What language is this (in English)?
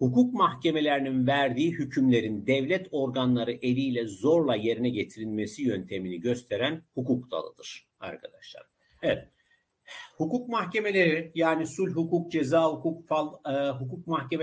Turkish